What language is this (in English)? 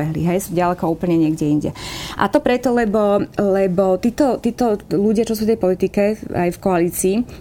Slovak